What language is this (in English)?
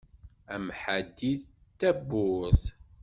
Kabyle